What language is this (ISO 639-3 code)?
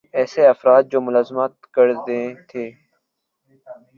urd